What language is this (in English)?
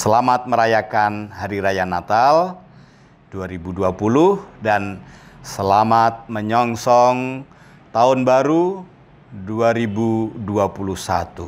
Indonesian